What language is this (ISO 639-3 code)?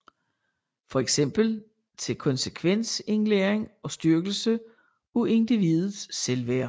dan